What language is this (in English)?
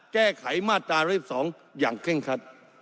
Thai